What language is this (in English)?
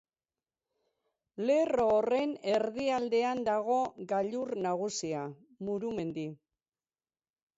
Basque